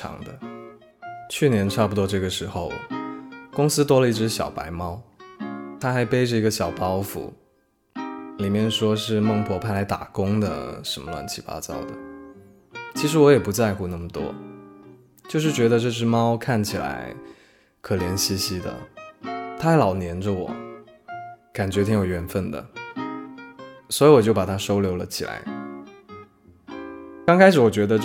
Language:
Chinese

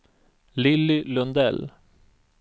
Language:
Swedish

